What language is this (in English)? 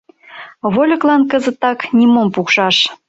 Mari